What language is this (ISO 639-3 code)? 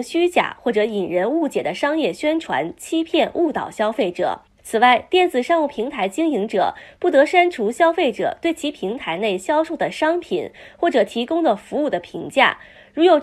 zho